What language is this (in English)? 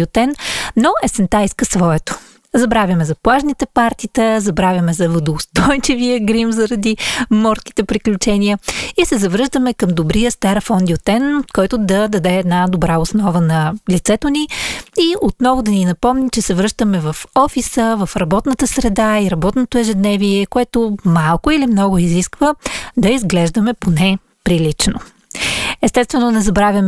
Bulgarian